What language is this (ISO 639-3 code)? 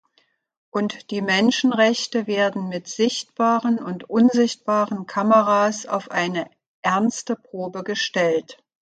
deu